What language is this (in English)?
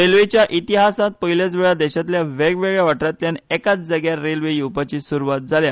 Konkani